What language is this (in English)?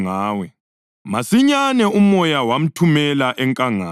North Ndebele